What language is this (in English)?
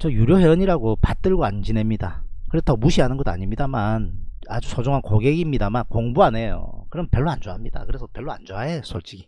Korean